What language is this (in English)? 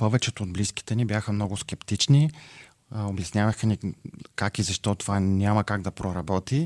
Bulgarian